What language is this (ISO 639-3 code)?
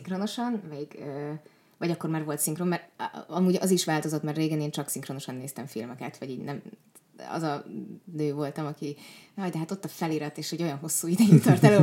hun